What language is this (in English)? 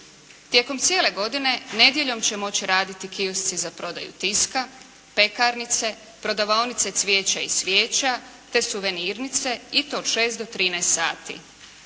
Croatian